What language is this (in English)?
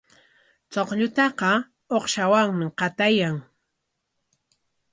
Corongo Ancash Quechua